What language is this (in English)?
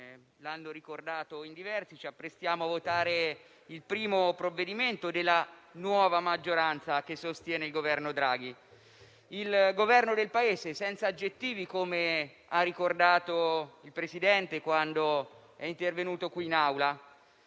Italian